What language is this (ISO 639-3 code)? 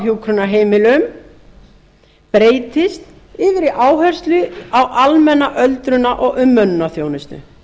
isl